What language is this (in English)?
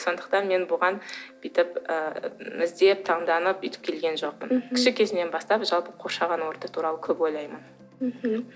Kazakh